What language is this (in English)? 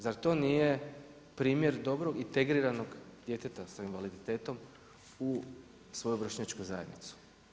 Croatian